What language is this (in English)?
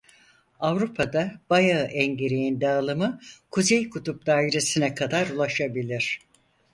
Turkish